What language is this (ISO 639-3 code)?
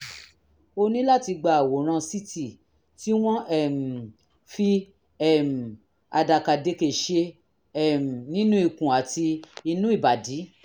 yor